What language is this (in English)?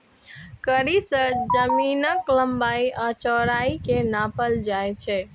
Maithili